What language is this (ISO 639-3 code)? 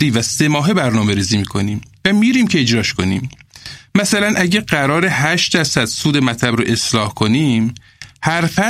fas